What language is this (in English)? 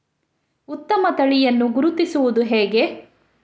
Kannada